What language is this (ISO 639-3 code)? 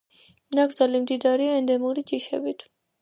kat